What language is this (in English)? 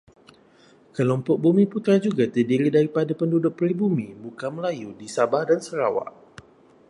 Malay